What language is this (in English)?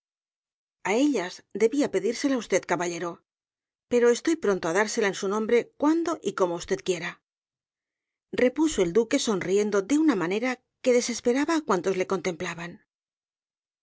Spanish